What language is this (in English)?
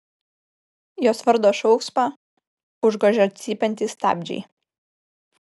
Lithuanian